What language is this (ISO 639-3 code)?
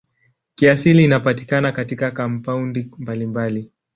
swa